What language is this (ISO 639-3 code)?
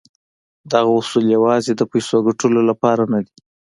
pus